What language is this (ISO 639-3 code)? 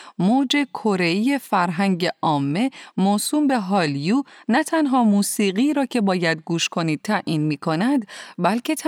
fas